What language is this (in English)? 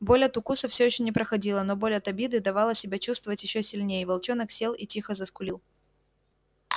Russian